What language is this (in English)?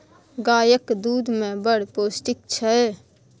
Maithili